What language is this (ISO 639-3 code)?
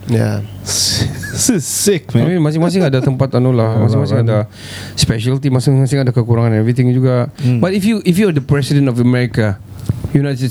msa